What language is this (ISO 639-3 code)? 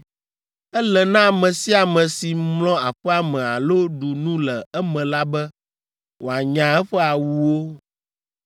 ewe